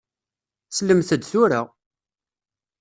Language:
Kabyle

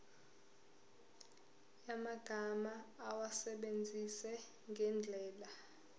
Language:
Zulu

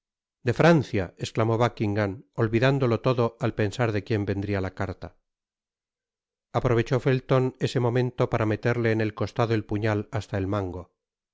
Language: Spanish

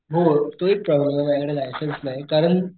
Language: Marathi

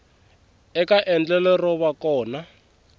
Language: Tsonga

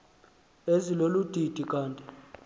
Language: Xhosa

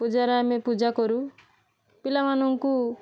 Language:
Odia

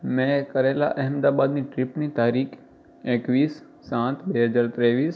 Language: Gujarati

